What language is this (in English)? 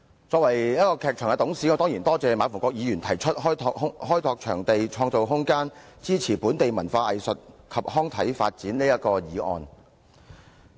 Cantonese